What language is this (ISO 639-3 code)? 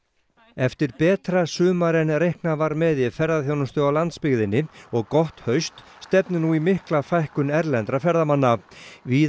isl